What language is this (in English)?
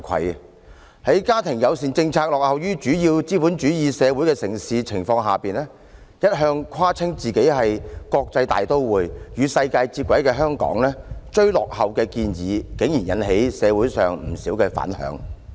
Cantonese